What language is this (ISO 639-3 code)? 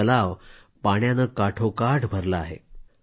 mar